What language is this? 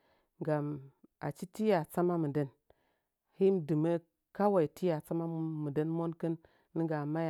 Nzanyi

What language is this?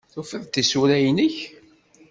Kabyle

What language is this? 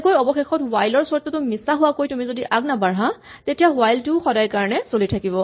Assamese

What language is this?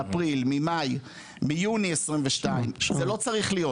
Hebrew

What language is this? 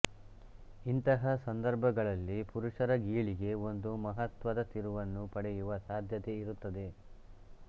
Kannada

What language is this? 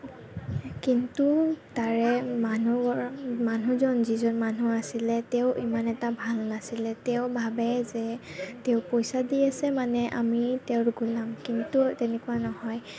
Assamese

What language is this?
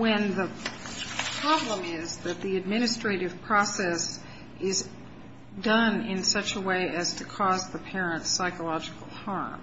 English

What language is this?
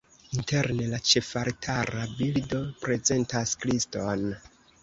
Esperanto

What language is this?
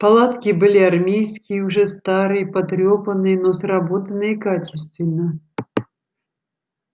Russian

